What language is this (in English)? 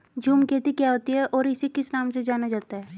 Hindi